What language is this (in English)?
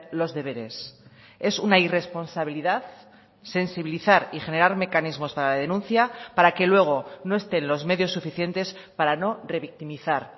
Spanish